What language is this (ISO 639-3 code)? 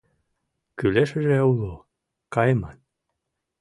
chm